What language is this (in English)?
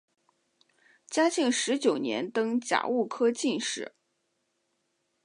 Chinese